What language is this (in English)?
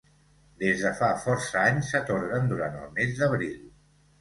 Catalan